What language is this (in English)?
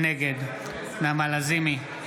Hebrew